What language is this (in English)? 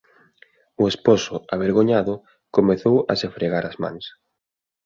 Galician